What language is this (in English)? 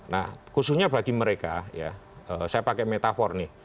Indonesian